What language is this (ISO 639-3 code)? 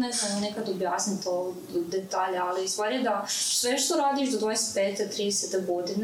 hrv